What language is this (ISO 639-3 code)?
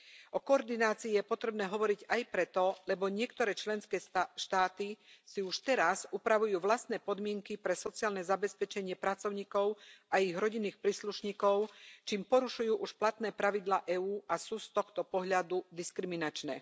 slk